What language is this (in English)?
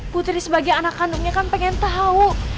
Indonesian